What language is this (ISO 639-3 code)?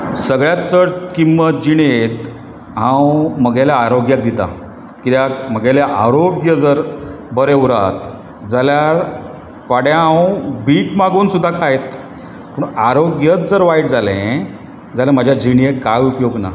kok